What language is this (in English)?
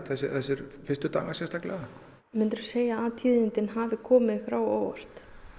Icelandic